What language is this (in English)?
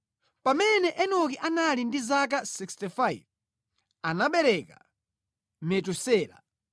Nyanja